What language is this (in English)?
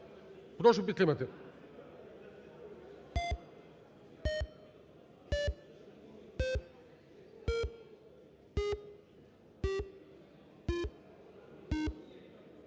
Ukrainian